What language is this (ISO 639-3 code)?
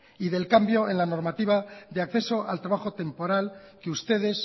spa